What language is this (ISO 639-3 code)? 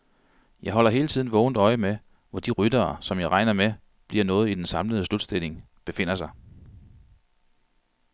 dan